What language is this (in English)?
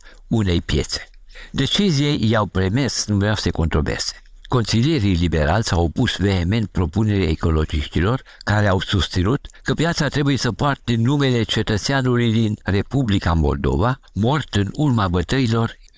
Romanian